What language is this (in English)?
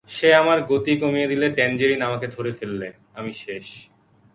Bangla